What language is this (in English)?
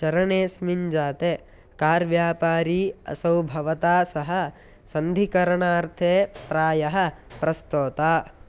Sanskrit